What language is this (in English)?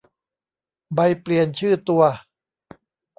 Thai